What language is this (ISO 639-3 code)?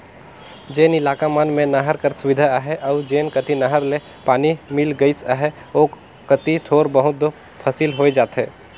hne